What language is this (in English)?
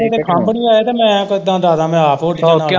Punjabi